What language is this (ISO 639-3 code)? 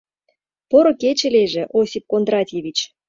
chm